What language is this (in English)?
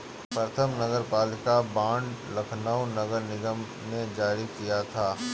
Hindi